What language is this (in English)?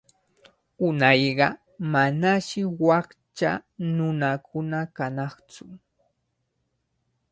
Cajatambo North Lima Quechua